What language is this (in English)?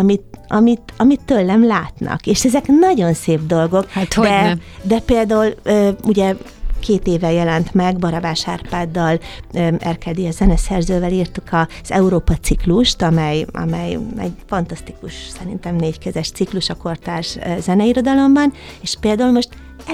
Hungarian